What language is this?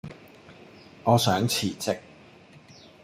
Cantonese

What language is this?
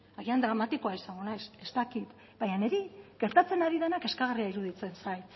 Basque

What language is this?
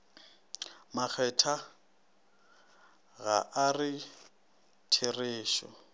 Northern Sotho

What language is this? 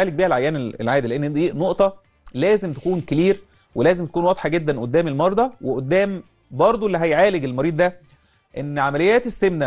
Arabic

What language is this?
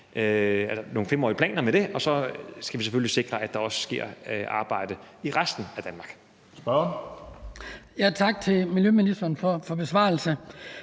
Danish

